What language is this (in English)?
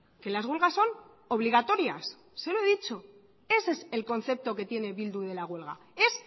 Spanish